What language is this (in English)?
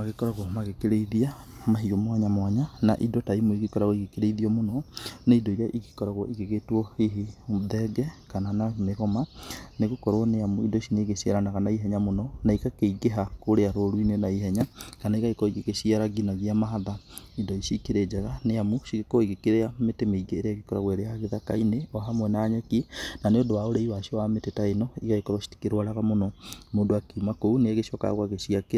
Kikuyu